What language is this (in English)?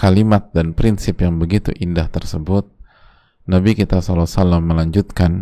Indonesian